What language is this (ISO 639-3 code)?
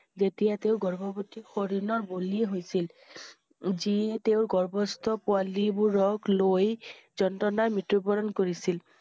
asm